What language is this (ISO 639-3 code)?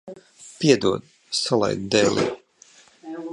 lav